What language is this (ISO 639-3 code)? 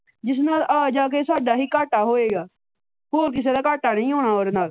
pan